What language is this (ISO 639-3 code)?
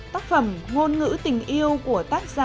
vie